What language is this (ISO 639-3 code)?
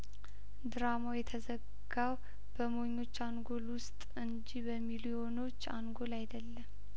amh